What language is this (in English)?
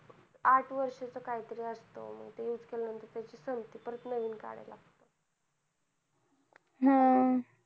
Marathi